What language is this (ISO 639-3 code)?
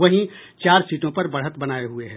hin